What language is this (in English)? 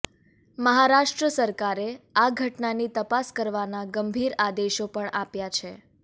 Gujarati